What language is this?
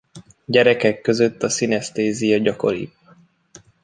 Hungarian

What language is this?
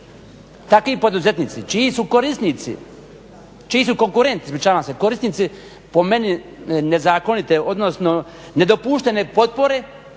Croatian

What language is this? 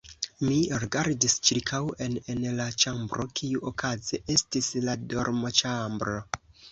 Esperanto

